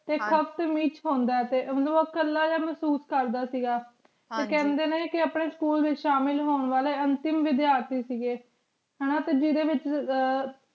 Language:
Punjabi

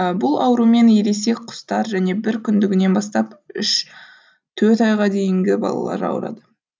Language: Kazakh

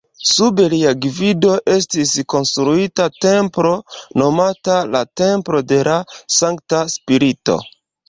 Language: Esperanto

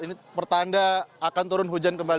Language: Indonesian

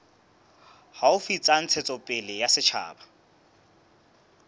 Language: Southern Sotho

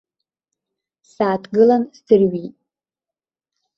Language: Abkhazian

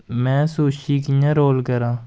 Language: Dogri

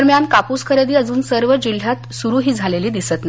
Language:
Marathi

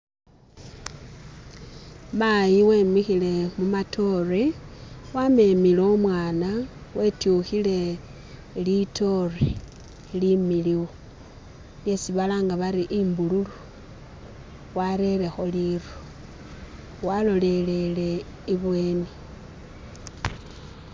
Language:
Masaaba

